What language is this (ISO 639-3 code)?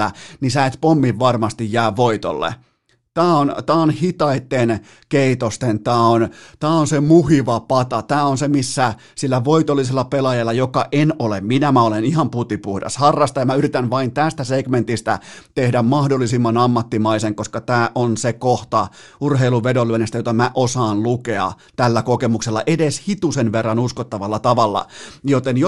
fin